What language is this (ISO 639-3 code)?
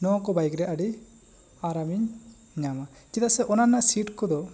sat